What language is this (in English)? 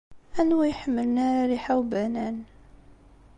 Kabyle